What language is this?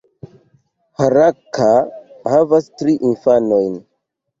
Esperanto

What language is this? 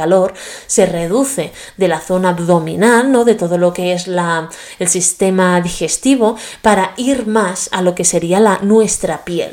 Spanish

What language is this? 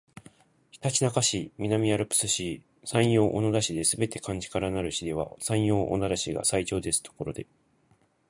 Japanese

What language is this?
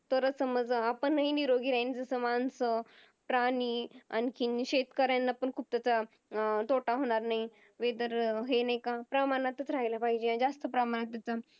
Marathi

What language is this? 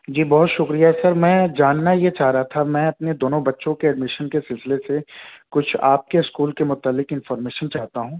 Urdu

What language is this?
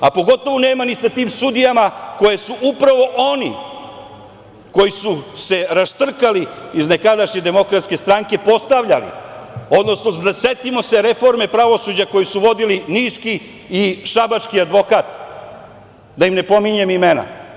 Serbian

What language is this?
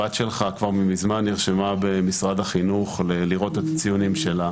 Hebrew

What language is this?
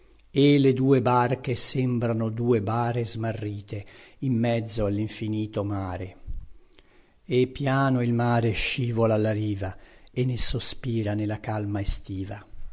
Italian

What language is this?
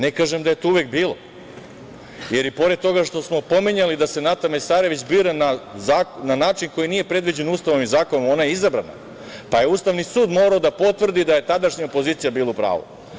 Serbian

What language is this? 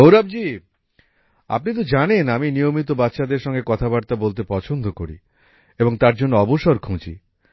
Bangla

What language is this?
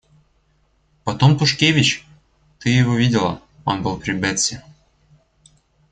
Russian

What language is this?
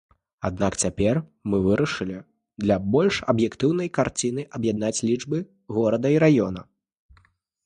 Belarusian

